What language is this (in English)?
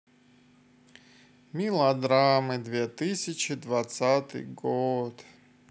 Russian